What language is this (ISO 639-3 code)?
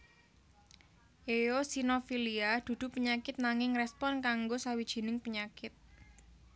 jav